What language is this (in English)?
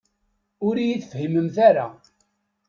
Kabyle